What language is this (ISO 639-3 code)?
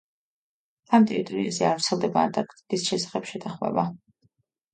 kat